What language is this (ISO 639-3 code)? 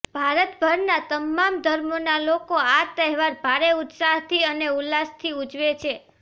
guj